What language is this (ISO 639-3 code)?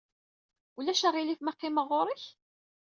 kab